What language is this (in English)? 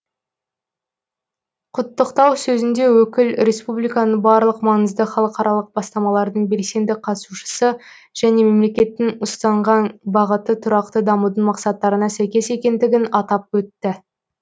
Kazakh